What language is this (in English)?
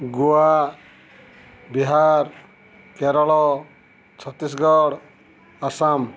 Odia